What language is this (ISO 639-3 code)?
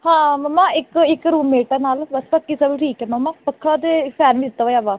pan